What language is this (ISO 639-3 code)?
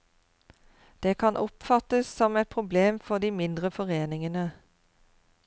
nor